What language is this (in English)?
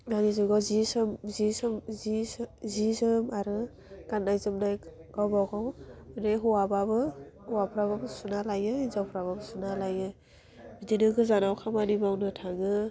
Bodo